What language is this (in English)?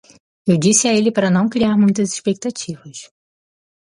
Portuguese